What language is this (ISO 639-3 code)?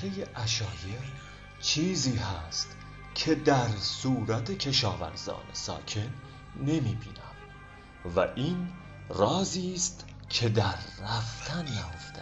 fas